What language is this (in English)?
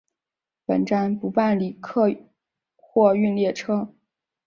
Chinese